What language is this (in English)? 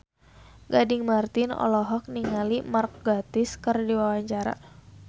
Sundanese